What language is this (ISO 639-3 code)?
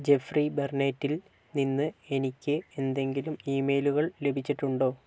mal